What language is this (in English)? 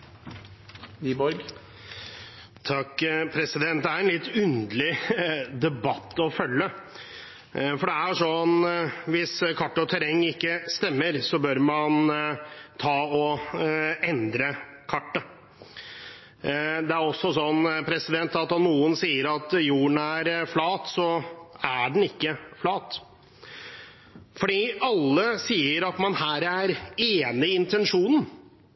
Norwegian Bokmål